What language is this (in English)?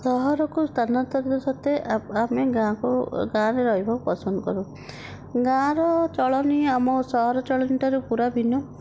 Odia